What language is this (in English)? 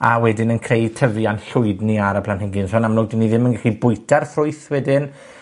Welsh